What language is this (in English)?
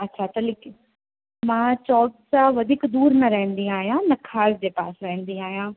Sindhi